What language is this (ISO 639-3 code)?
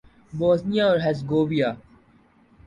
urd